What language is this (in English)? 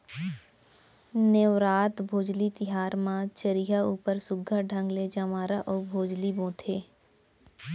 Chhattisgarhi